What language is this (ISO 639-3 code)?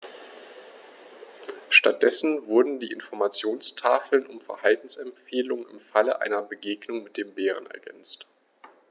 deu